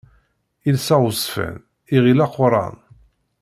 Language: Kabyle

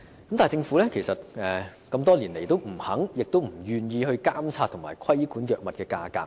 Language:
Cantonese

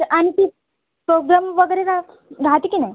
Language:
Marathi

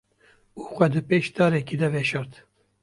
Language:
Kurdish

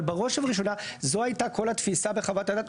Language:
Hebrew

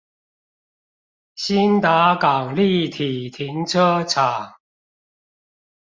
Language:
Chinese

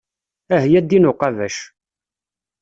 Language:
Kabyle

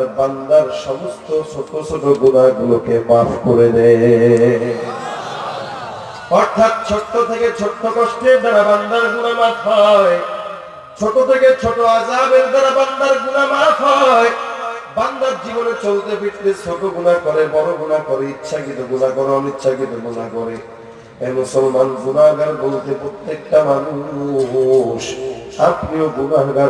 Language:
Turkish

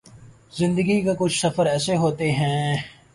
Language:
Urdu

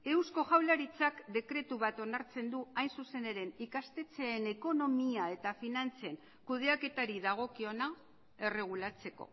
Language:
Basque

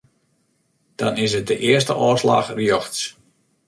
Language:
Western Frisian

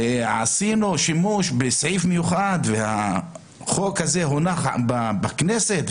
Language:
Hebrew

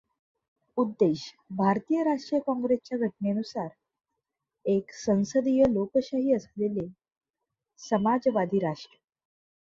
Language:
Marathi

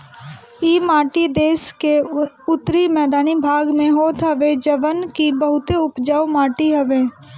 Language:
Bhojpuri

